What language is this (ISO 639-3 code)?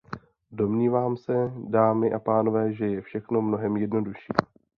ces